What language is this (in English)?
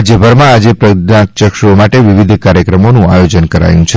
Gujarati